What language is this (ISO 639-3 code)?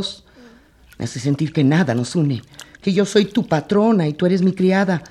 spa